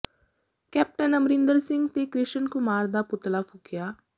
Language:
Punjabi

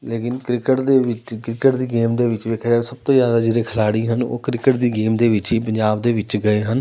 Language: Punjabi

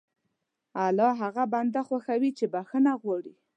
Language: Pashto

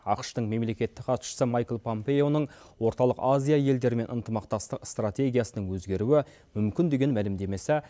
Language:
Kazakh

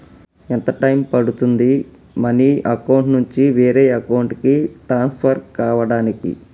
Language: Telugu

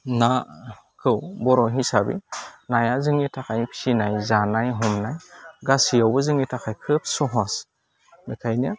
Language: Bodo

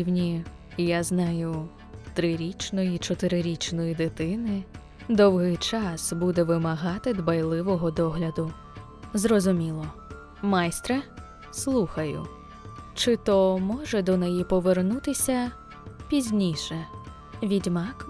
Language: Ukrainian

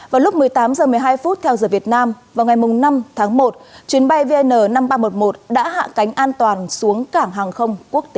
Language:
Vietnamese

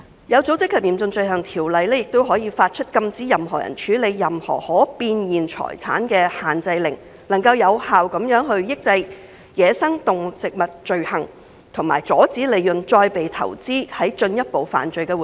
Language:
Cantonese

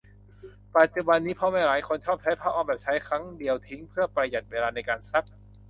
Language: Thai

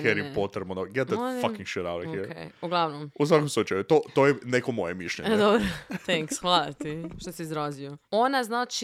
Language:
Croatian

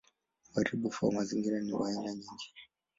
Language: Swahili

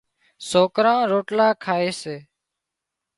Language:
Wadiyara Koli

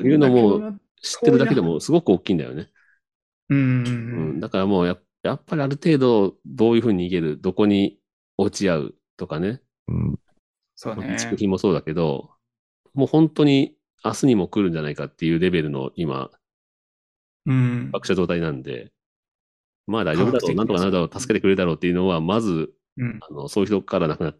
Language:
Japanese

